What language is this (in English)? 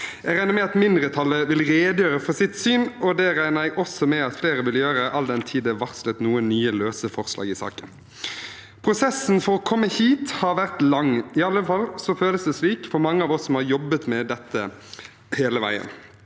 Norwegian